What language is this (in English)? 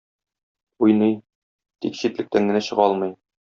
Tatar